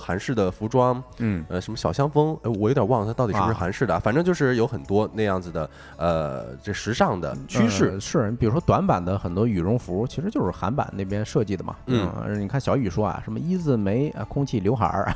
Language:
Chinese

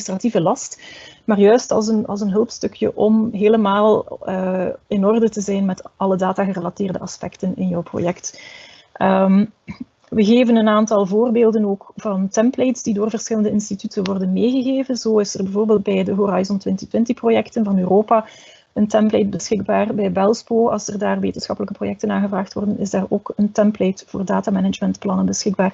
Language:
Dutch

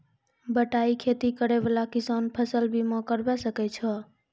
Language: Maithili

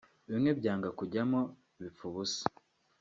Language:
Kinyarwanda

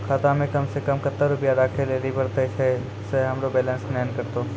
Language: Maithili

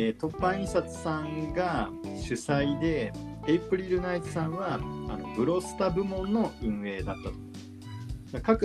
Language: Japanese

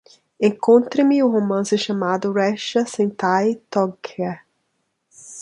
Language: Portuguese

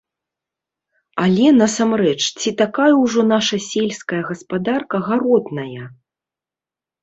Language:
Belarusian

